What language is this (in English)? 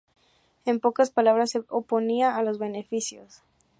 Spanish